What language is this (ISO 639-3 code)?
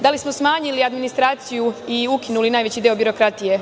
srp